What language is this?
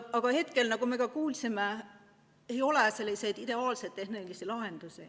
Estonian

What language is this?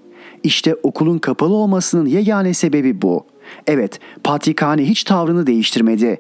Turkish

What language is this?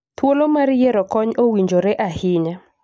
Luo (Kenya and Tanzania)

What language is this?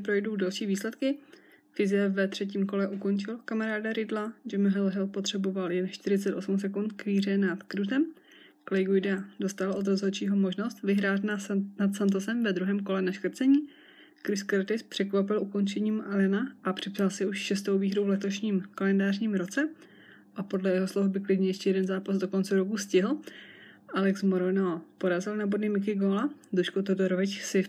Czech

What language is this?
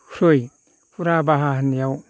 Bodo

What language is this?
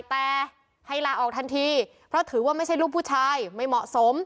Thai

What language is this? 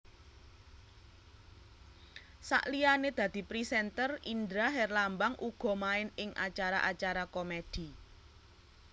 Javanese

